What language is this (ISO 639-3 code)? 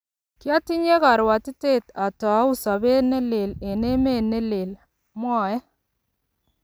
kln